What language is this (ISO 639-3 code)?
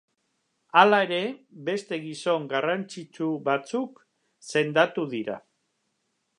eus